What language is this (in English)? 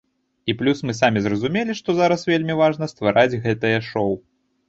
Belarusian